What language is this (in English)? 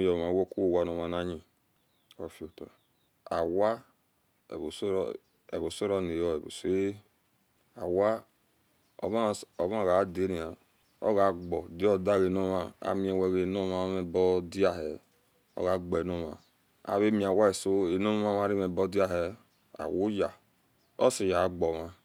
Esan